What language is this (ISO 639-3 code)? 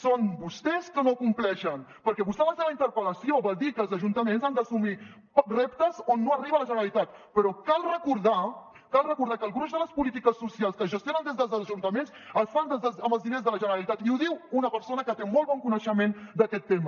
cat